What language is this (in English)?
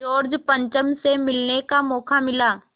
Hindi